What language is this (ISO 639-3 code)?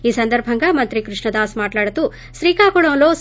tel